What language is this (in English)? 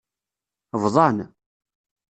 Kabyle